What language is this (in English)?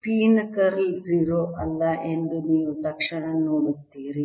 Kannada